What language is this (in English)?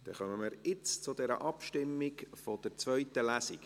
Swiss German